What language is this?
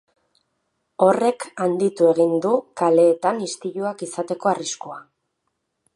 Basque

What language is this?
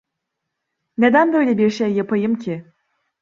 Turkish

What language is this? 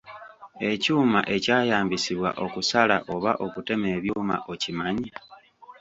Ganda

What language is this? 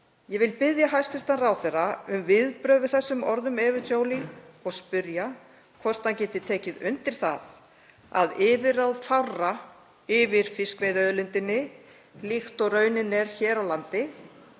Icelandic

